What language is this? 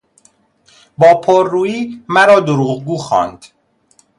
Persian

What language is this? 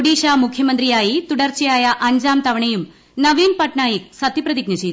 Malayalam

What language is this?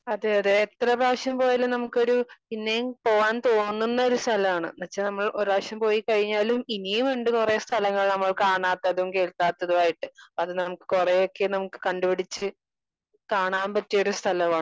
Malayalam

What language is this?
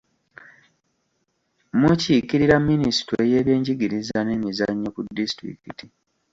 Ganda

